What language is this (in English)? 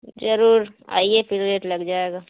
Urdu